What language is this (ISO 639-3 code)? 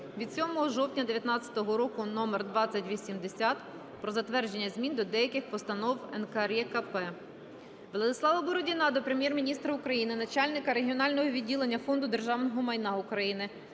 ukr